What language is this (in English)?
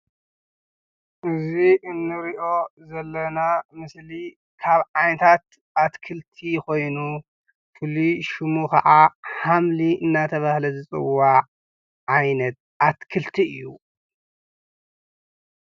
Tigrinya